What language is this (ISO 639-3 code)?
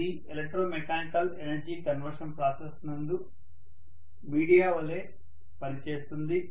tel